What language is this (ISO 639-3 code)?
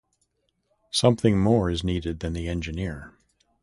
eng